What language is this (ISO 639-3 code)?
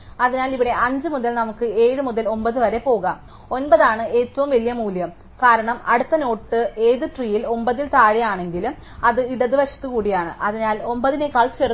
mal